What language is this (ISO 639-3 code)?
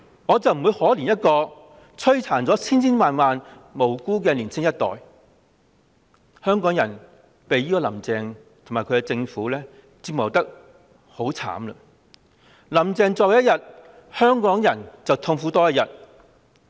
yue